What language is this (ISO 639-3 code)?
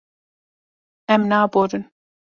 kur